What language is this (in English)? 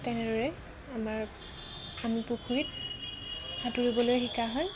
Assamese